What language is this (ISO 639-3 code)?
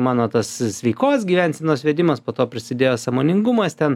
lit